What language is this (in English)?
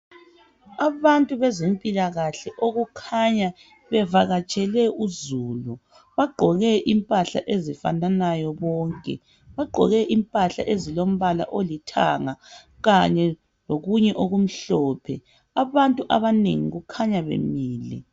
North Ndebele